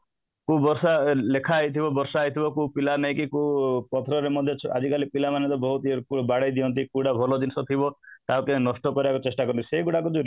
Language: Odia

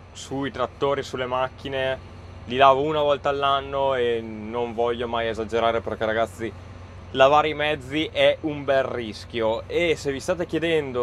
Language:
Italian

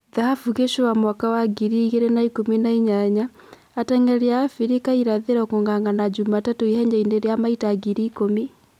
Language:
Kikuyu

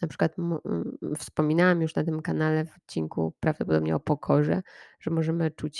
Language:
Polish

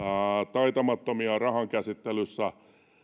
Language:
Finnish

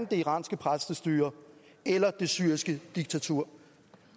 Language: Danish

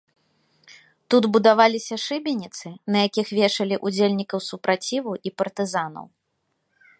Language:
Belarusian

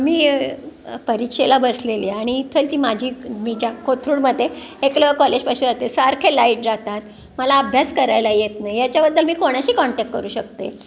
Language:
Marathi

